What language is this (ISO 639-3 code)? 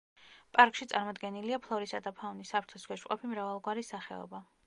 kat